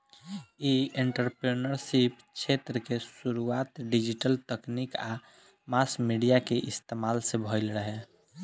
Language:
Bhojpuri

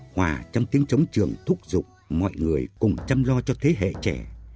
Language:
Vietnamese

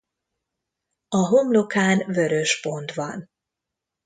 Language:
Hungarian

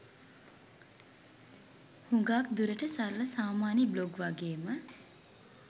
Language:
Sinhala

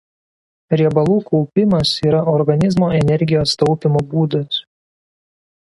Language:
Lithuanian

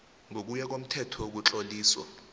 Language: South Ndebele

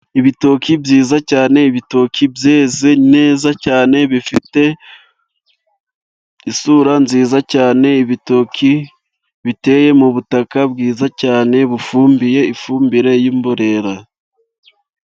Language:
Kinyarwanda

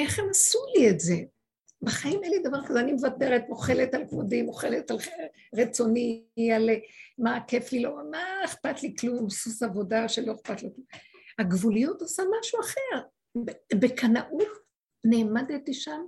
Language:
Hebrew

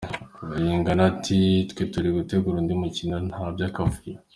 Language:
Kinyarwanda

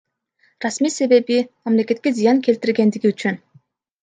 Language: Kyrgyz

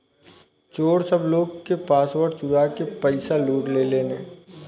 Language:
Bhojpuri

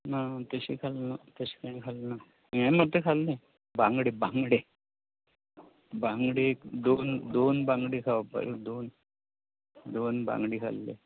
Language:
Konkani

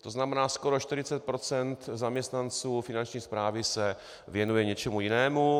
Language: Czech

